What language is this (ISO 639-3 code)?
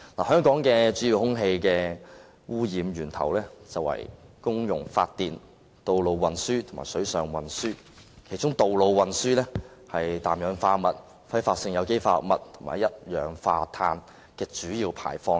yue